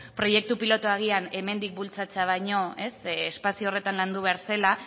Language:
Basque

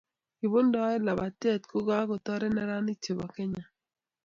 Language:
Kalenjin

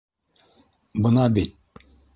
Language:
Bashkir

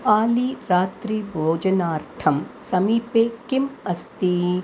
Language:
Sanskrit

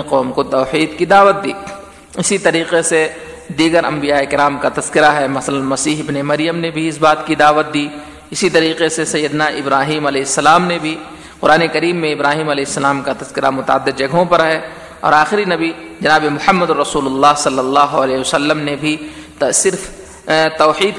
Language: Urdu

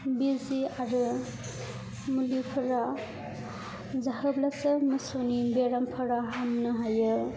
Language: Bodo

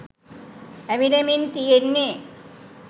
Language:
Sinhala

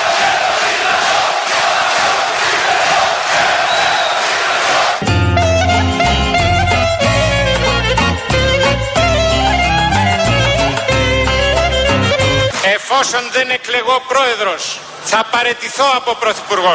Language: Greek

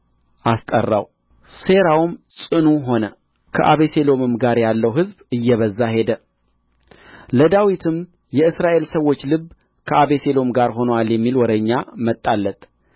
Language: Amharic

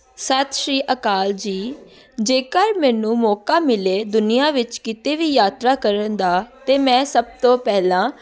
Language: Punjabi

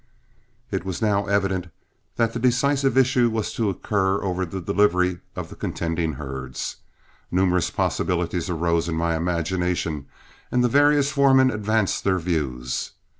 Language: English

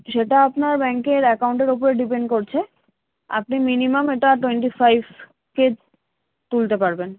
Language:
Bangla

